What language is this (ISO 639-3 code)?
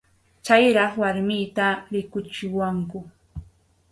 qxu